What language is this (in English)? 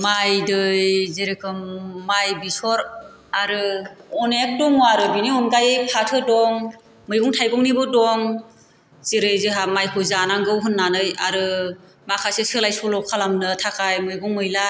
Bodo